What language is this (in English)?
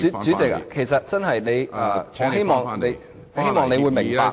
Cantonese